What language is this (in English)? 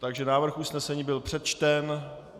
Czech